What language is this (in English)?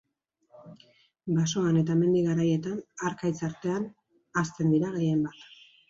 Basque